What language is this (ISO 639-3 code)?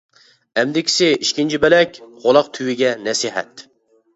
uig